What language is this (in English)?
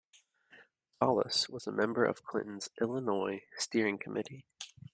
English